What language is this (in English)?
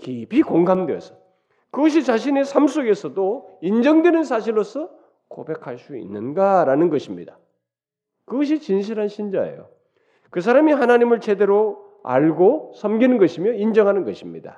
Korean